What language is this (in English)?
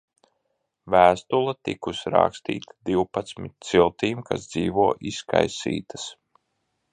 Latvian